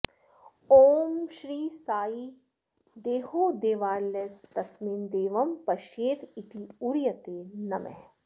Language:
Sanskrit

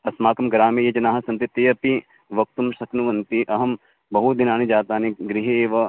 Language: Sanskrit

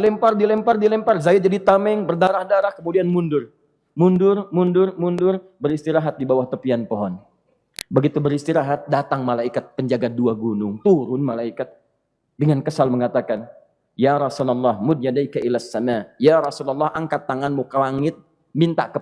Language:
Indonesian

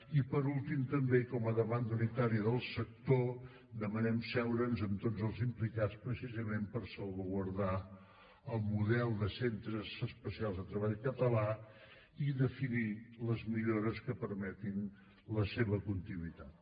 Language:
Catalan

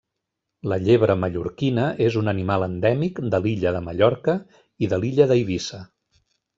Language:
Catalan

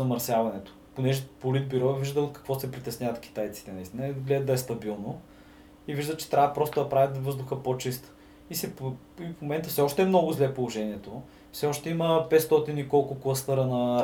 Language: Bulgarian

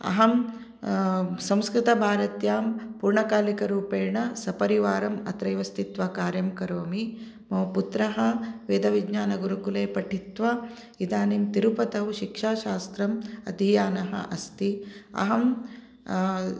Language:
Sanskrit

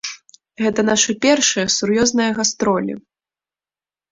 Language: Belarusian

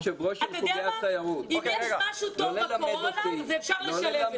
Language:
Hebrew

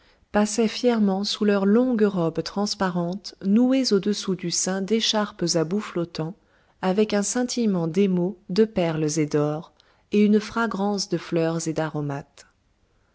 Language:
French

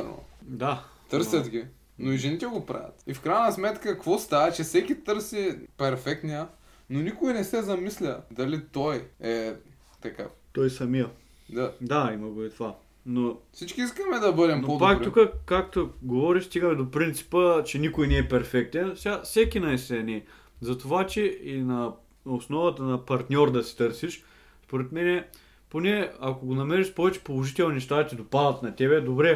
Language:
Bulgarian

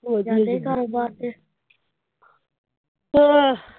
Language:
Punjabi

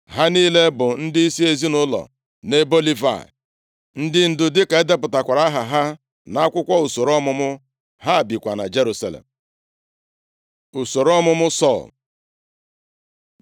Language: Igbo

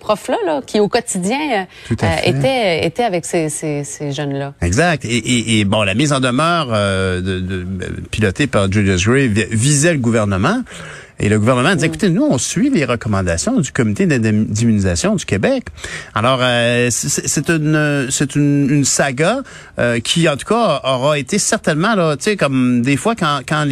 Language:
French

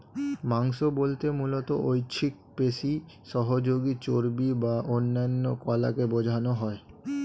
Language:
Bangla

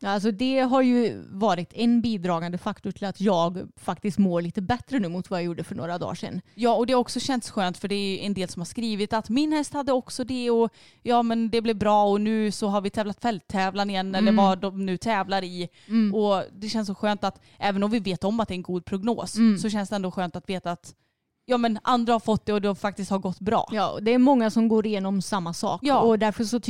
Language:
Swedish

